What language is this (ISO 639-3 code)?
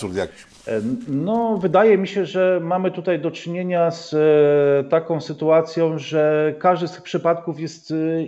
pol